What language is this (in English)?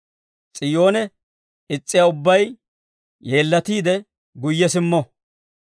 Dawro